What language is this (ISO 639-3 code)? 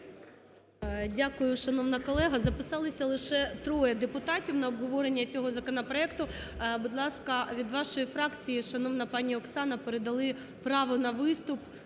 ukr